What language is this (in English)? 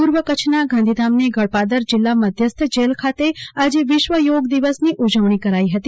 Gujarati